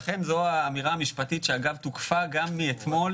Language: Hebrew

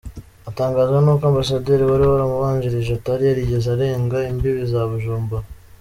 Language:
Kinyarwanda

